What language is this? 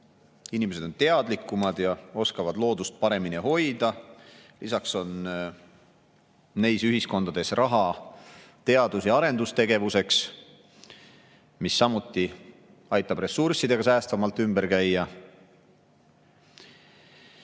Estonian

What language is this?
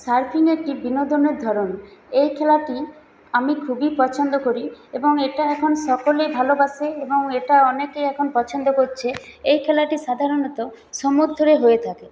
Bangla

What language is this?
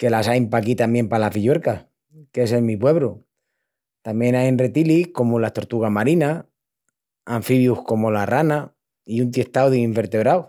Extremaduran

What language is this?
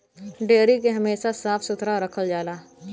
Bhojpuri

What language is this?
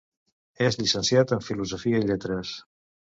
Catalan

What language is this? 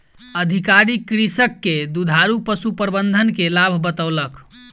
Maithili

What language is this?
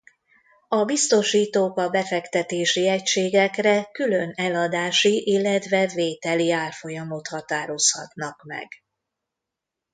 Hungarian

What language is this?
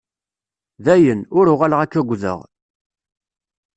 Kabyle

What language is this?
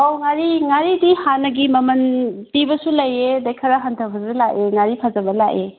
Manipuri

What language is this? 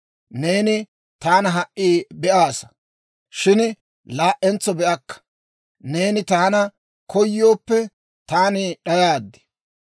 Dawro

